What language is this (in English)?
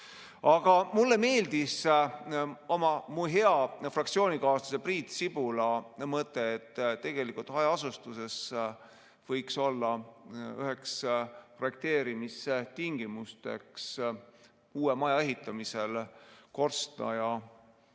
Estonian